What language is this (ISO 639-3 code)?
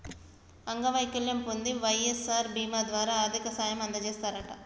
tel